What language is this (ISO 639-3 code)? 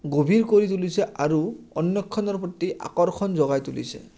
asm